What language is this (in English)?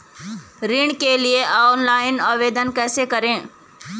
Hindi